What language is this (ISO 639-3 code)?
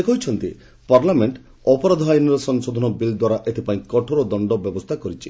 ori